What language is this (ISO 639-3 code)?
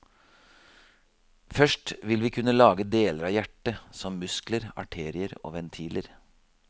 nor